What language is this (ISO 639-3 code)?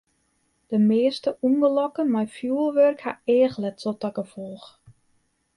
fry